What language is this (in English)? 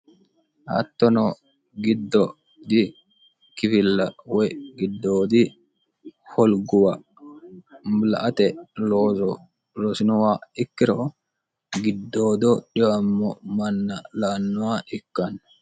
Sidamo